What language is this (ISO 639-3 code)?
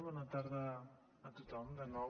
cat